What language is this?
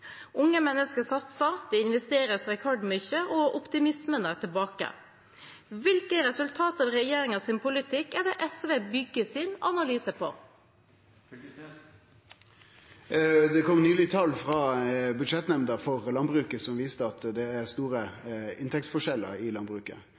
Norwegian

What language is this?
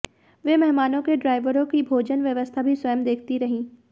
Hindi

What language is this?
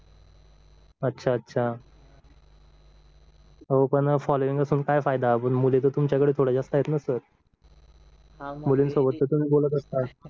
Marathi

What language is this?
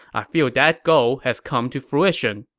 English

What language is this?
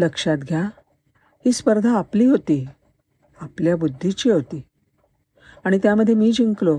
Marathi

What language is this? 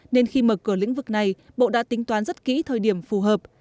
Vietnamese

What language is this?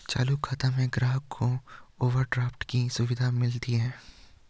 Hindi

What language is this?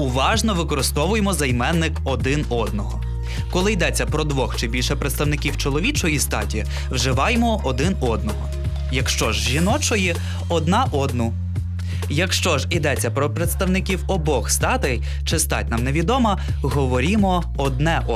Ukrainian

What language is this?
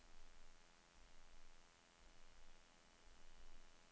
Norwegian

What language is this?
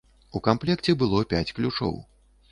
Belarusian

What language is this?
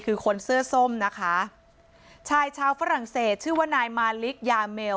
Thai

